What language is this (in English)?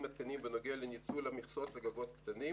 Hebrew